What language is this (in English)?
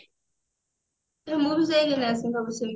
Odia